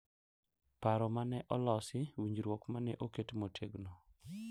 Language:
Luo (Kenya and Tanzania)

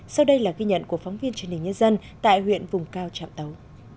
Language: Vietnamese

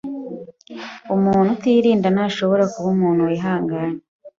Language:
Kinyarwanda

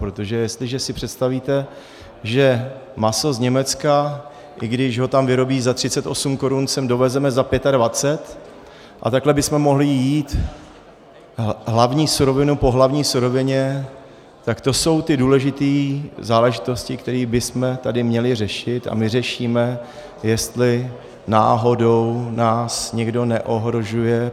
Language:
Czech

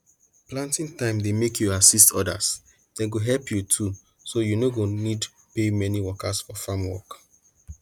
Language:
Nigerian Pidgin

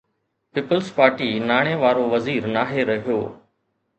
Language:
Sindhi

